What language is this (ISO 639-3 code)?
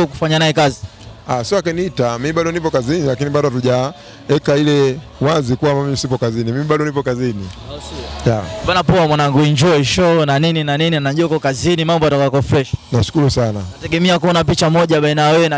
swa